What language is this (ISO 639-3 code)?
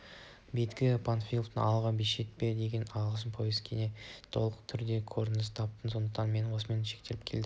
kaz